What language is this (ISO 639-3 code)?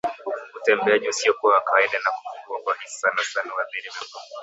swa